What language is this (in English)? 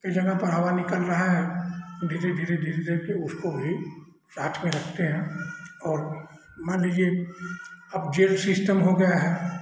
Hindi